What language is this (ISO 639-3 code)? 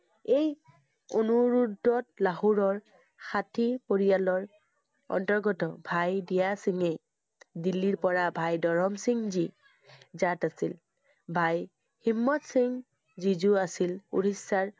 asm